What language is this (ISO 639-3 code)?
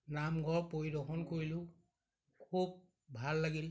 asm